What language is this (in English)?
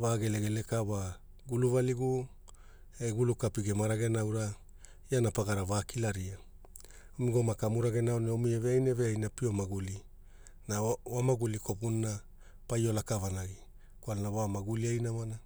Hula